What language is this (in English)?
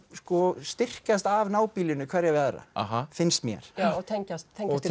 Icelandic